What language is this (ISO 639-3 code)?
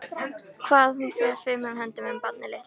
isl